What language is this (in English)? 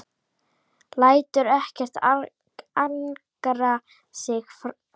Icelandic